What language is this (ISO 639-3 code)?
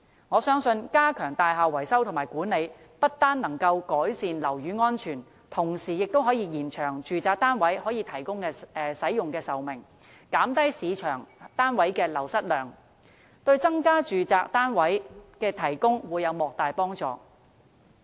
yue